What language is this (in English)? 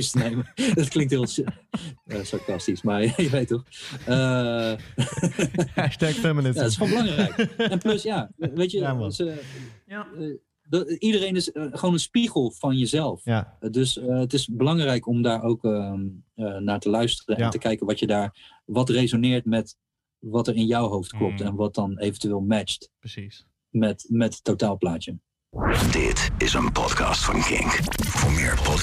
Dutch